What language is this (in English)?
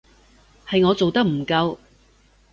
Cantonese